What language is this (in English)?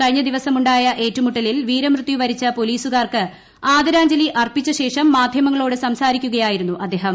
Malayalam